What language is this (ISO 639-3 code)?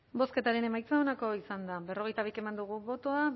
eus